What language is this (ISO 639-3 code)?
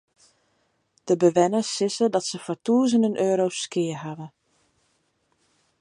fry